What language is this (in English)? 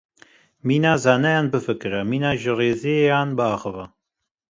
Kurdish